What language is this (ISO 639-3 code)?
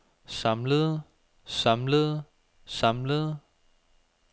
dan